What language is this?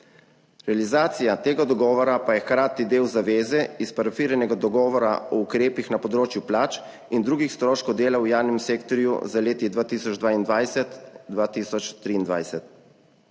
Slovenian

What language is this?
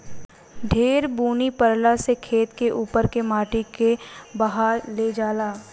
Bhojpuri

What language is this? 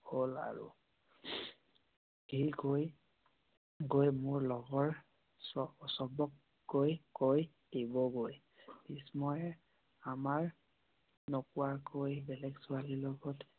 Assamese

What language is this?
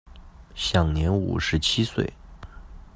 Chinese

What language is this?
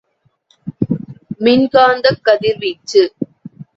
Tamil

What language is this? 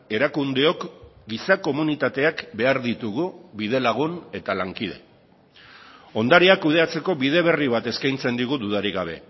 Basque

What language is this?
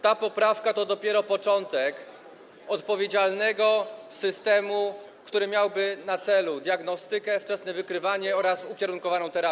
Polish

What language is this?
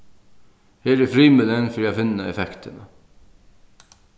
Faroese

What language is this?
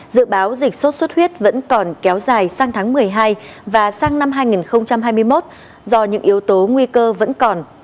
Vietnamese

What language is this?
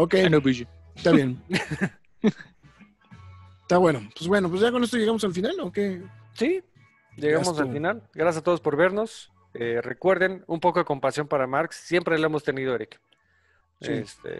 Spanish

